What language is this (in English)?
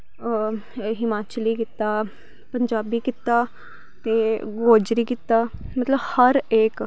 Dogri